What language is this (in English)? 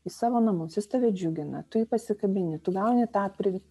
Lithuanian